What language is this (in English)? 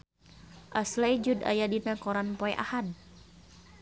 Sundanese